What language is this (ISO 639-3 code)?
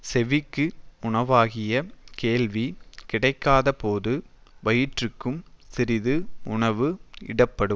tam